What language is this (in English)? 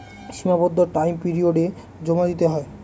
Bangla